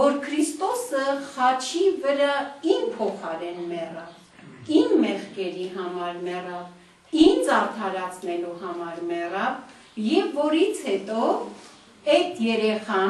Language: Romanian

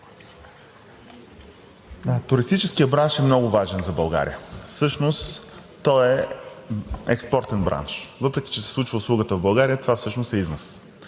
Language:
Bulgarian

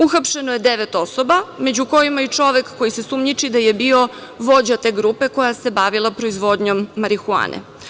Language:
Serbian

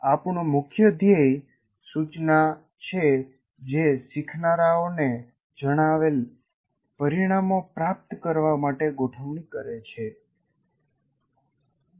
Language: Gujarati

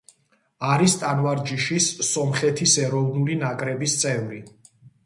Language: Georgian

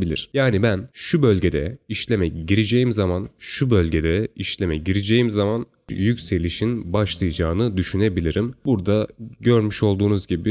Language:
Turkish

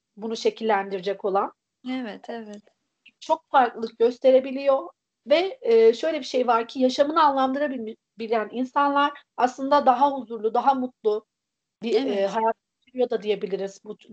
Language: Turkish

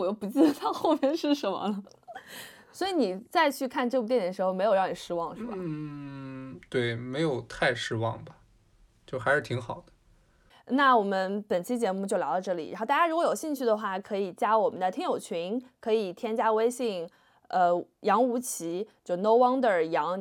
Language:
Chinese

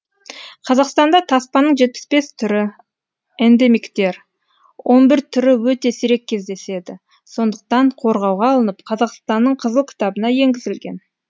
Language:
Kazakh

